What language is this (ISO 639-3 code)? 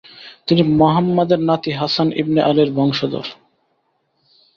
ben